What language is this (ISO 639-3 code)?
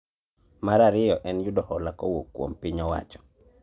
luo